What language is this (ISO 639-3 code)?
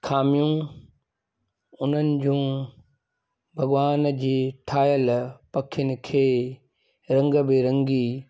snd